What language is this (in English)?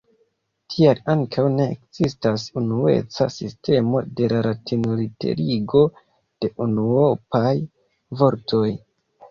Esperanto